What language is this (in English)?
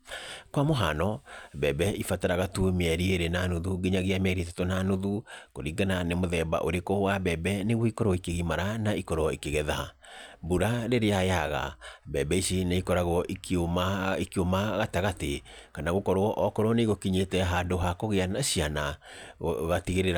Kikuyu